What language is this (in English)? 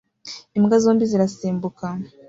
Kinyarwanda